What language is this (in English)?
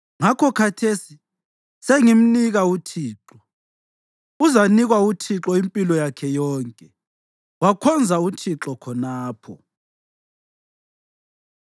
North Ndebele